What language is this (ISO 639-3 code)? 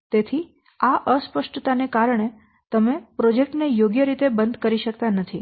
guj